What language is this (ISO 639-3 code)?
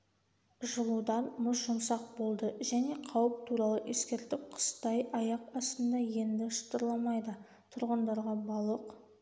kaz